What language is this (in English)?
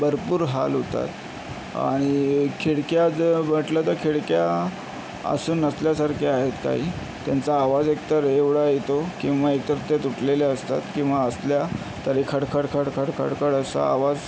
Marathi